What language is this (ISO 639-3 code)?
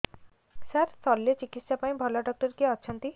ori